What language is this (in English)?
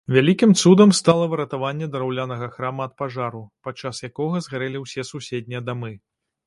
Belarusian